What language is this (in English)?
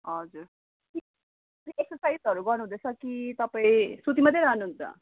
Nepali